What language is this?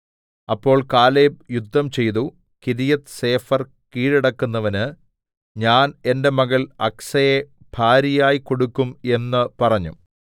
Malayalam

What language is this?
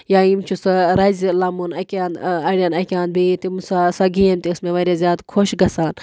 Kashmiri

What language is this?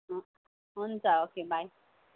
Nepali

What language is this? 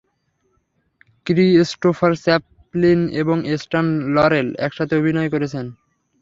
Bangla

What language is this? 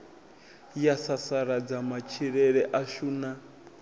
Venda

